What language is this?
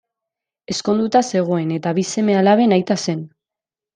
Basque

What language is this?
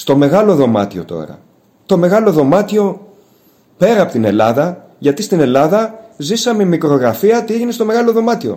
Greek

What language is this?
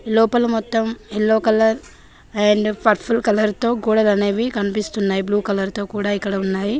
Telugu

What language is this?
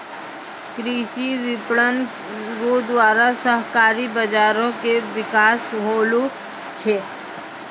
Maithili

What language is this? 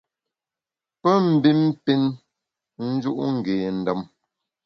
Bamun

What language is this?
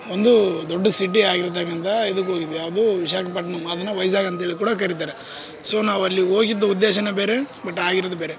Kannada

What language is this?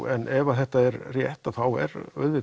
Icelandic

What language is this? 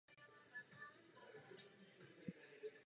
Czech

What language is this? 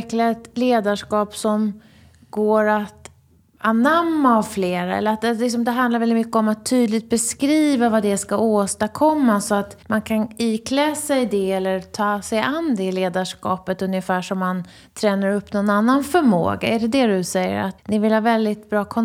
Swedish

